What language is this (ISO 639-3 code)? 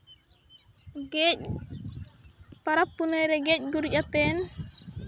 sat